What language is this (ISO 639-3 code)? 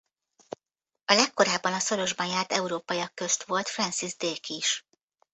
hun